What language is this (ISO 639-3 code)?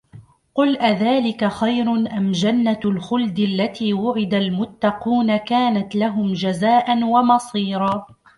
ara